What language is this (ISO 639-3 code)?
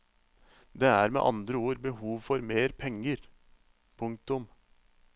nor